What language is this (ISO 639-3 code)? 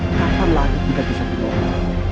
ind